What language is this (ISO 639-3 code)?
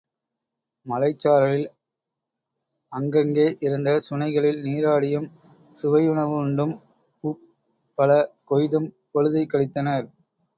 tam